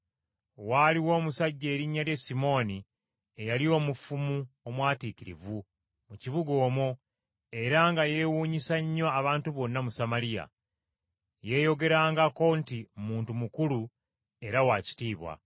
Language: Ganda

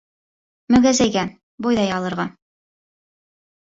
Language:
Bashkir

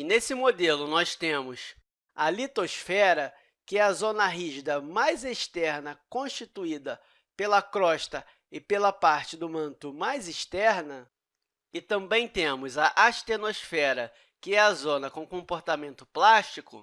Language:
Portuguese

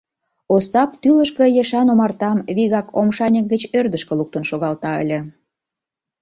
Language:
Mari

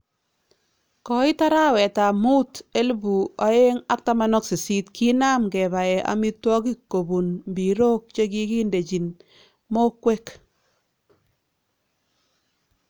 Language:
Kalenjin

